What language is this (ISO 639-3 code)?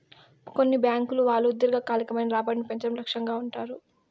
tel